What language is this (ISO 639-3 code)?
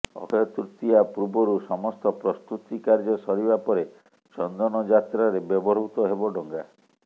ori